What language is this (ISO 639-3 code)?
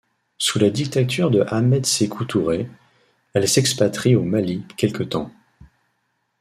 fra